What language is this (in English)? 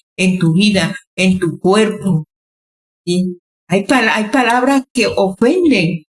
Spanish